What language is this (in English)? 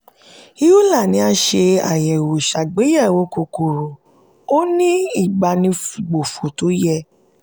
Yoruba